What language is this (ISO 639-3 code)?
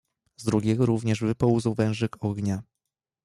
pol